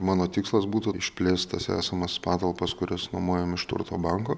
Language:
Lithuanian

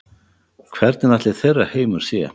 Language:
Icelandic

